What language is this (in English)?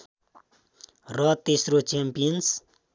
Nepali